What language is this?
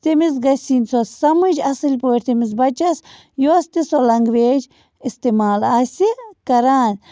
Kashmiri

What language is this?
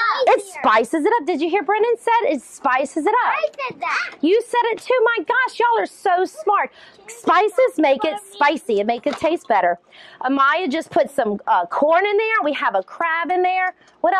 English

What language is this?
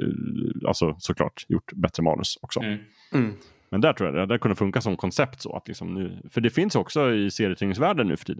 Swedish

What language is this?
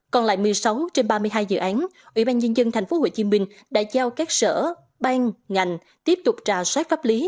Vietnamese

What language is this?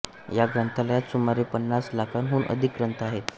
Marathi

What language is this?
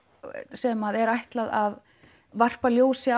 Icelandic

